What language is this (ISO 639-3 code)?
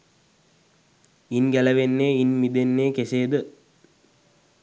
sin